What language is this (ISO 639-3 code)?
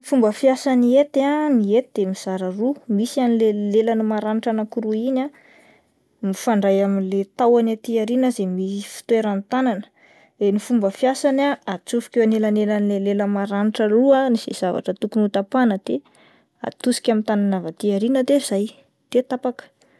mlg